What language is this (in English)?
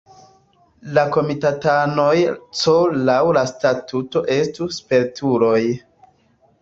Esperanto